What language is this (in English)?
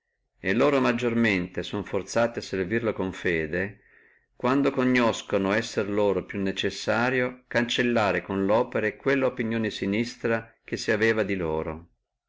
Italian